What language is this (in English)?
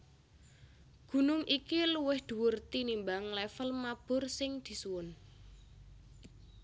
Javanese